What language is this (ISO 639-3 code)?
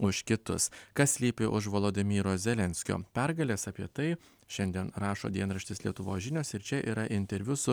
lit